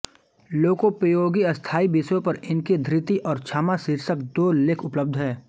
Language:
Hindi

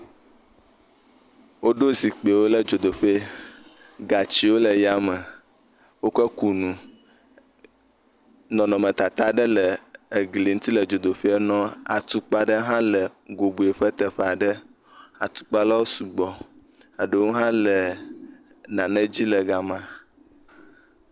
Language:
Ewe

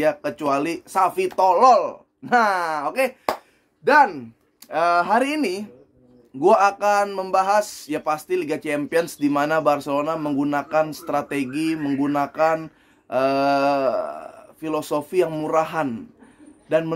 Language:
Indonesian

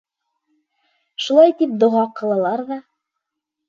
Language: Bashkir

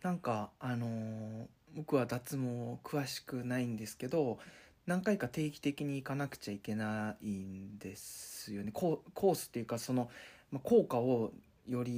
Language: Japanese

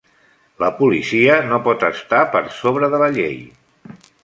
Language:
Catalan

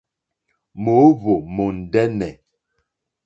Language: Mokpwe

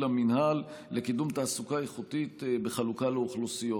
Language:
Hebrew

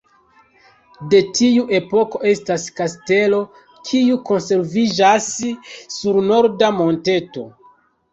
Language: Esperanto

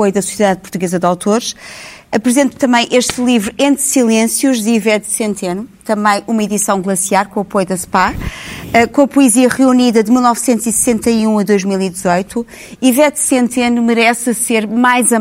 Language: Portuguese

